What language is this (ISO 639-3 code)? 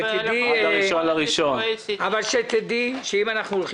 heb